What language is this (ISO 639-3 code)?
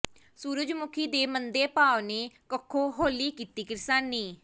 pan